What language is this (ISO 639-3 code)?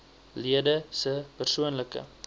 afr